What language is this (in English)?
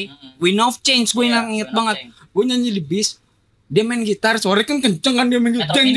Indonesian